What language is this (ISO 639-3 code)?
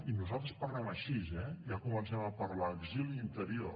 cat